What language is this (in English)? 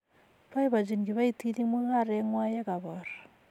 Kalenjin